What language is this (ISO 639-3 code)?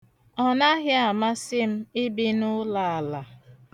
ibo